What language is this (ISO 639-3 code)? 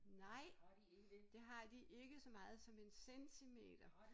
dan